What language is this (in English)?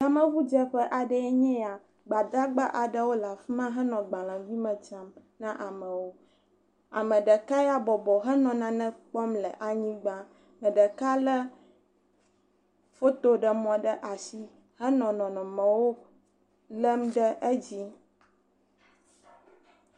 Ewe